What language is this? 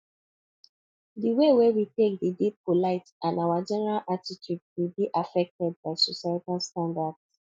Nigerian Pidgin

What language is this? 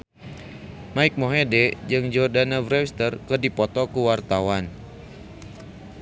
Sundanese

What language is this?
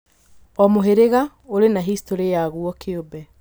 Kikuyu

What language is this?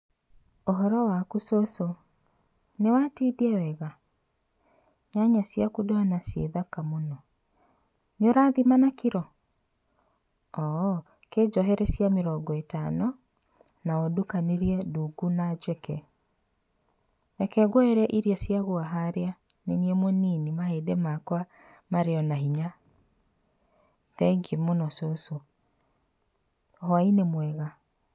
Kikuyu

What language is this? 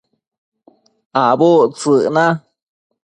Matsés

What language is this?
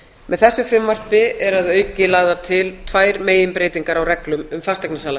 Icelandic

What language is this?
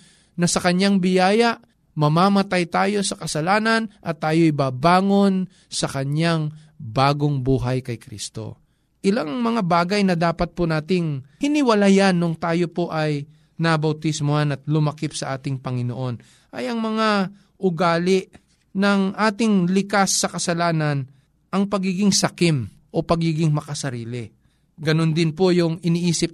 Filipino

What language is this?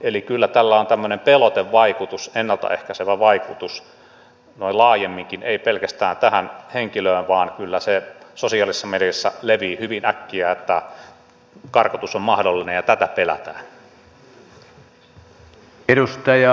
Finnish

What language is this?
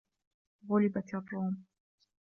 Arabic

